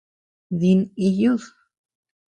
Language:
Tepeuxila Cuicatec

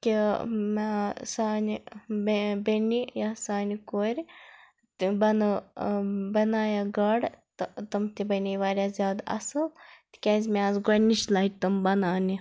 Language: Kashmiri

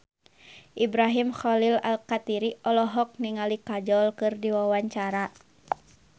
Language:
Sundanese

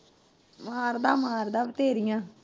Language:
Punjabi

